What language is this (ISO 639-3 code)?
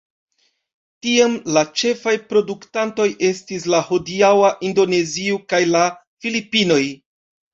epo